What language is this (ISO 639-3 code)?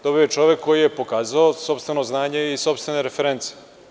srp